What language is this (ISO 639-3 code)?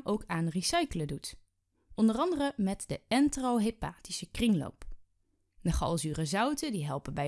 nld